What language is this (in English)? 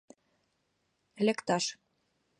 Mari